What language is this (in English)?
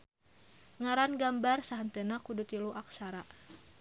Sundanese